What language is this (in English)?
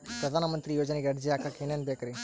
Kannada